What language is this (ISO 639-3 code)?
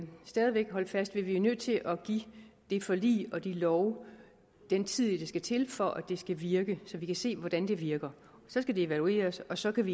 dan